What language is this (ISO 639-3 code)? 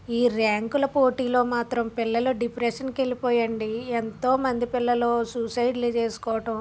tel